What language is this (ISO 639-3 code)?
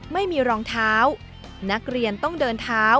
tha